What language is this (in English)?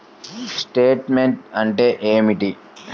Telugu